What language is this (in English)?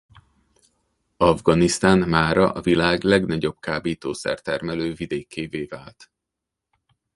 Hungarian